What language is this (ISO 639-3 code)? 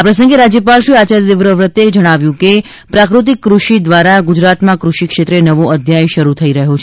guj